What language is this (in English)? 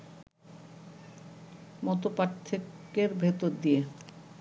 Bangla